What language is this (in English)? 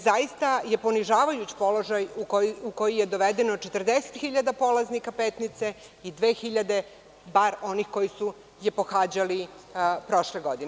Serbian